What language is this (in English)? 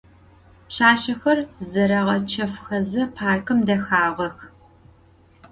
Adyghe